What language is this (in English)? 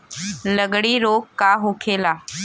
Bhojpuri